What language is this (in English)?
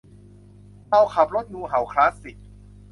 Thai